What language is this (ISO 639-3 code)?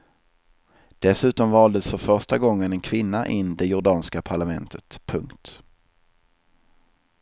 swe